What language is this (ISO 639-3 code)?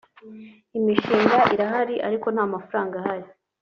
kin